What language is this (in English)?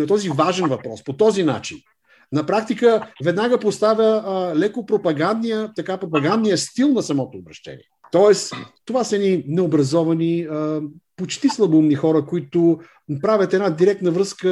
Bulgarian